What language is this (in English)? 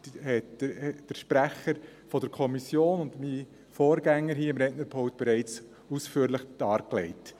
Swiss German